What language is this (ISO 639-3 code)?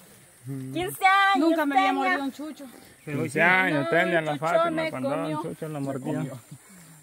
spa